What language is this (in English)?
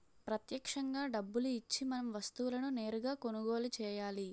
Telugu